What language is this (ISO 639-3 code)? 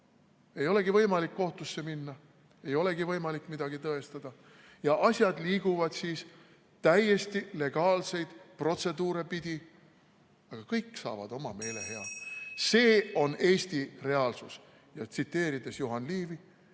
est